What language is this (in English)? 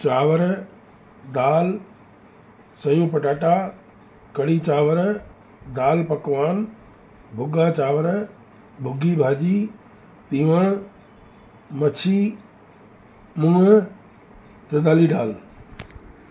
Sindhi